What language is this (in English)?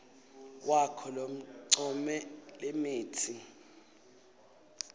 Swati